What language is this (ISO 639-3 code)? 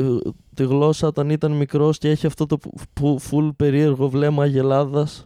ell